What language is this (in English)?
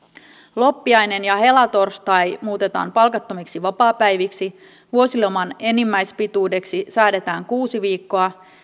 Finnish